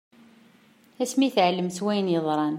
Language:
Kabyle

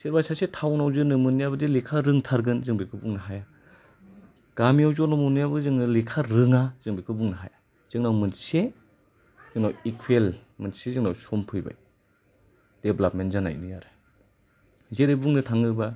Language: Bodo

